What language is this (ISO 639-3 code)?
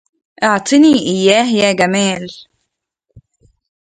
ara